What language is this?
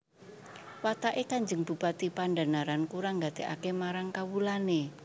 Javanese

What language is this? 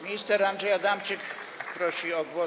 Polish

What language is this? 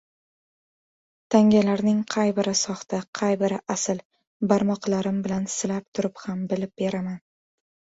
Uzbek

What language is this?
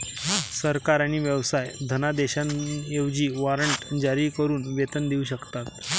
Marathi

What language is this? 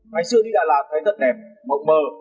Vietnamese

